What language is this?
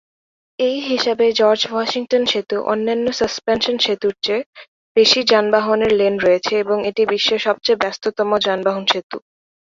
Bangla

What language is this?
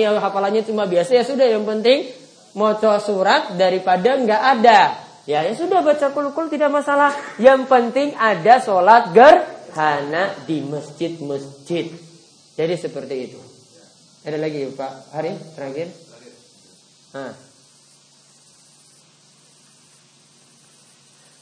Indonesian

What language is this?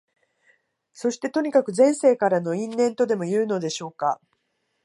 Japanese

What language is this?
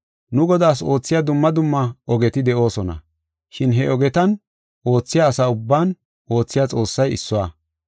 Gofa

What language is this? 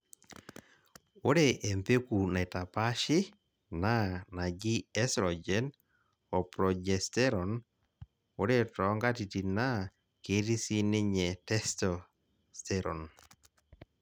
Masai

